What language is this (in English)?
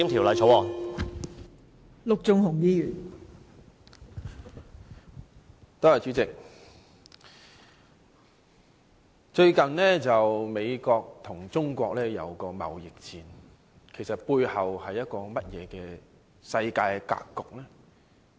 Cantonese